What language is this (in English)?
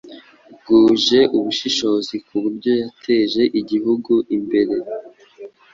Kinyarwanda